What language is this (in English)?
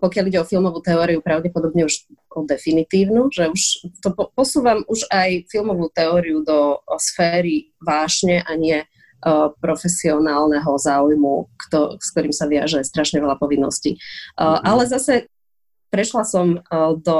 Slovak